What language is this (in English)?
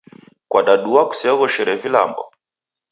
Taita